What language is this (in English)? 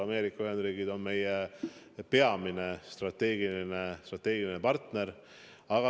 Estonian